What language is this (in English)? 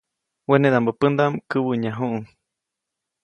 Copainalá Zoque